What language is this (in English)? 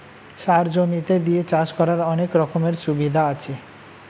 Bangla